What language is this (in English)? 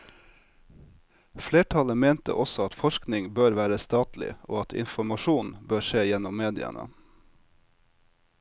Norwegian